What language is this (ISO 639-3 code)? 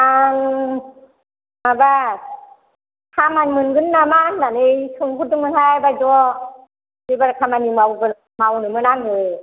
brx